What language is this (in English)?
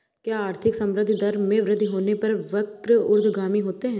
Hindi